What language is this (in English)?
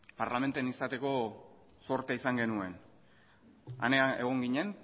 Basque